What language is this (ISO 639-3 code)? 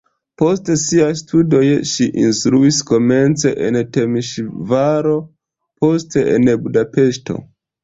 epo